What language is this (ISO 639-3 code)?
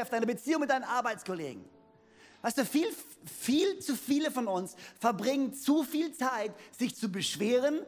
deu